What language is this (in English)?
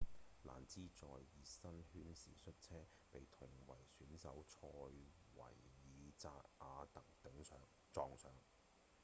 Cantonese